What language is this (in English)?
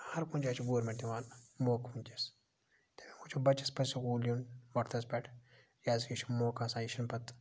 Kashmiri